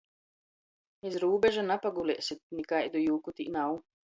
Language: Latgalian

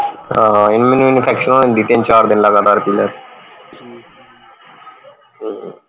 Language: Punjabi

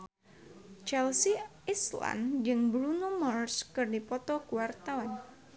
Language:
Sundanese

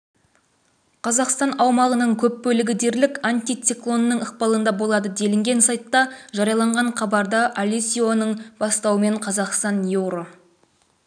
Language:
Kazakh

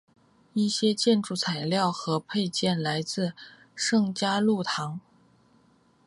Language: Chinese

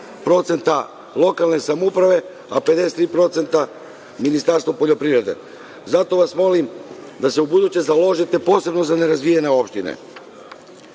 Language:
Serbian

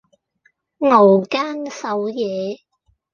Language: Cantonese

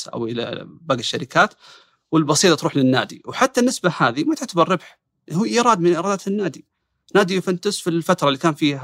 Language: Arabic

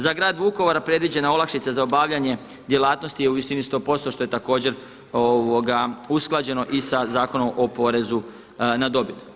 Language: Croatian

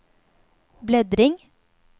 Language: Swedish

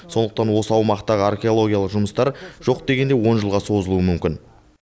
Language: Kazakh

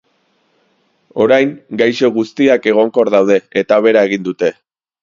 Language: Basque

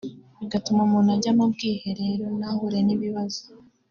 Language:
Kinyarwanda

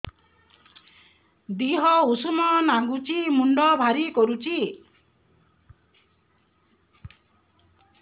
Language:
Odia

